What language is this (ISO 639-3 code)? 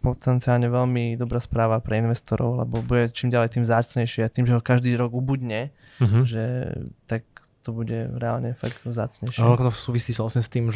slk